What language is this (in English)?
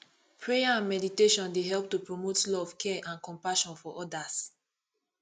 Nigerian Pidgin